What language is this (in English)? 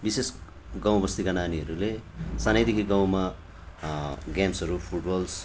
Nepali